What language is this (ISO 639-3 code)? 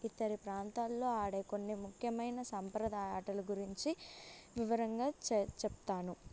tel